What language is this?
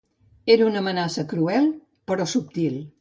Catalan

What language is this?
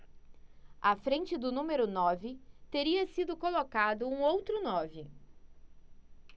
Portuguese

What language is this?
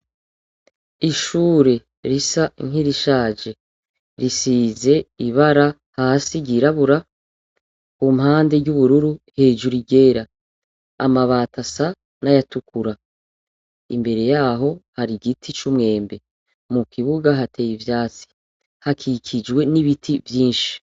Rundi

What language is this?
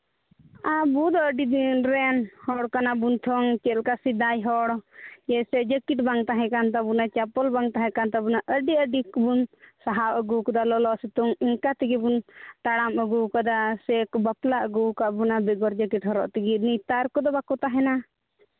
Santali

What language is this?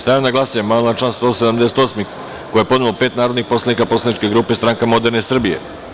Serbian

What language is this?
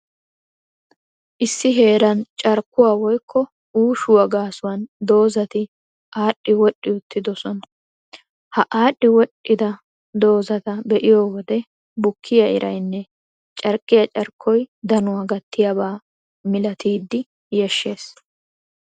Wolaytta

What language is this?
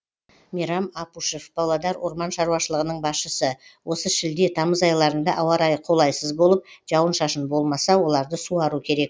Kazakh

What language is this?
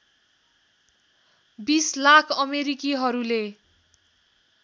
Nepali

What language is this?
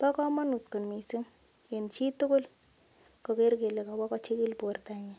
Kalenjin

